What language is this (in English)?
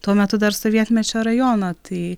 Lithuanian